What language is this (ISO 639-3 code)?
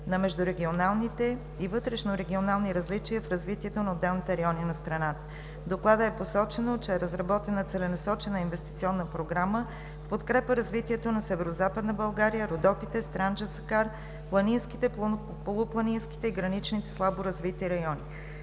bul